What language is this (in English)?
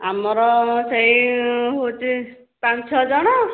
Odia